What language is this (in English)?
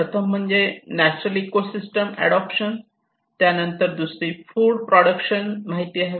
Marathi